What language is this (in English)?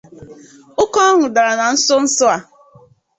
Igbo